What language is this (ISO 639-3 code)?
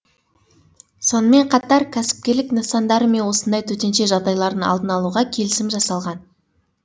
kaz